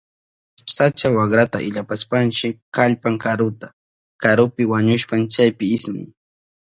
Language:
Southern Pastaza Quechua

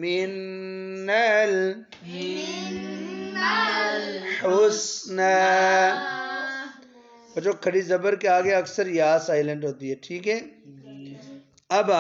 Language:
Arabic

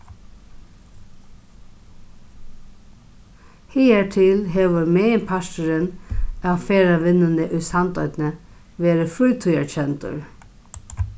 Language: Faroese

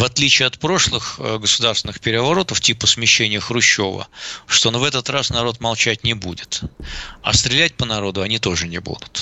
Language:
Russian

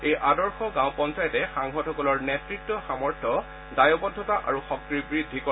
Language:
Assamese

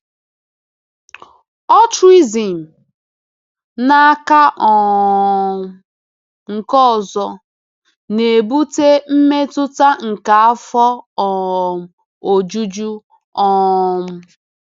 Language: Igbo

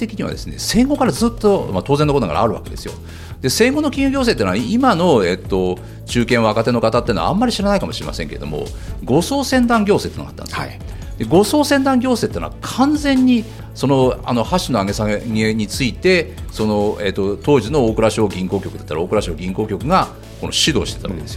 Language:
Japanese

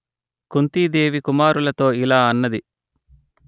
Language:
Telugu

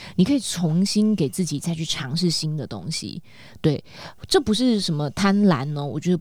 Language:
Chinese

